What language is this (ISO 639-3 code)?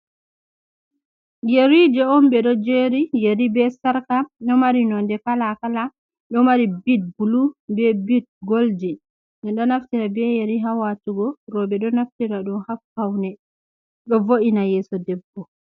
ful